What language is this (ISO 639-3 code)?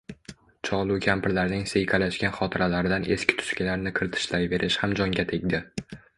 uzb